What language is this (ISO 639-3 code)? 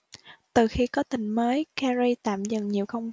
vie